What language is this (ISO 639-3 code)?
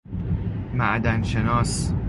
fas